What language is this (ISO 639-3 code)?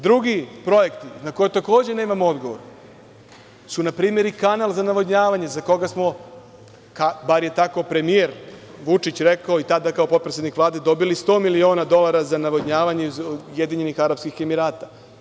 srp